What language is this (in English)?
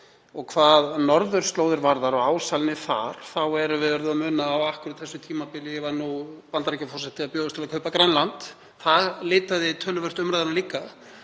Icelandic